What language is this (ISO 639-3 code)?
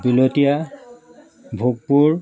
asm